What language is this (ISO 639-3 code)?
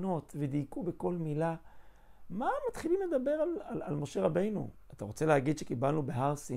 heb